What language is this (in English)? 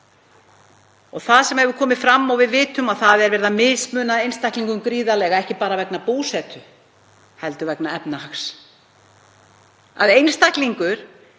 Icelandic